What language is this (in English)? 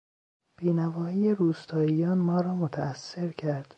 Persian